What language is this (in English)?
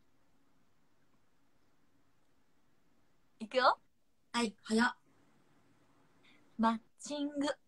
Japanese